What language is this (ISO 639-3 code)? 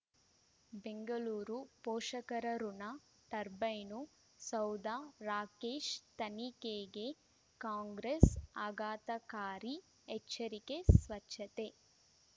kan